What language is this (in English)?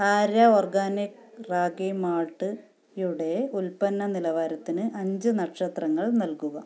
Malayalam